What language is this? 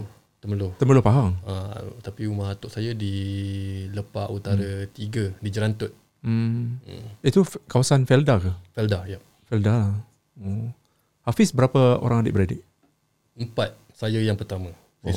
Malay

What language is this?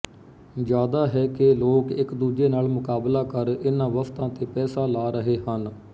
Punjabi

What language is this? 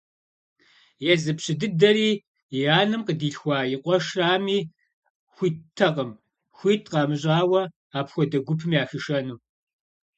Kabardian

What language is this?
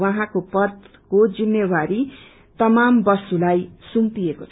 Nepali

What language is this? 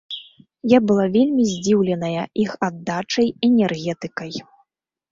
Belarusian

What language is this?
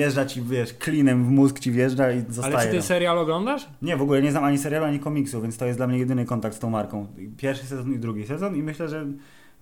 Polish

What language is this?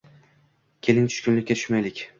Uzbek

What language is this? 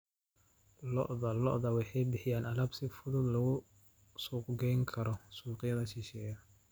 Somali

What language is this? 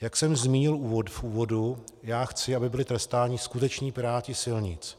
Czech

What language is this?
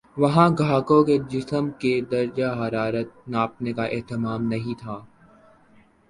Urdu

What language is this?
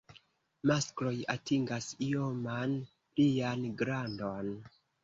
Esperanto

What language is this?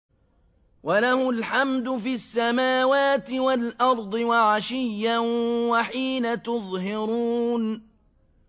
Arabic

